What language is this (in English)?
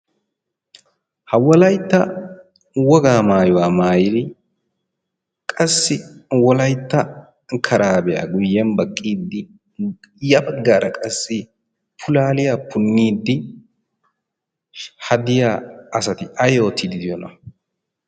Wolaytta